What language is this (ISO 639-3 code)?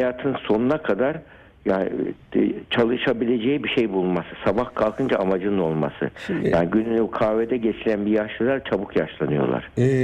tur